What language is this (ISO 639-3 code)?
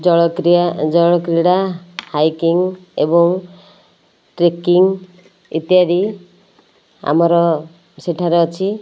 ori